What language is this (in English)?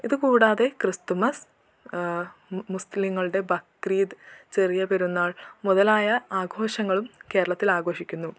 Malayalam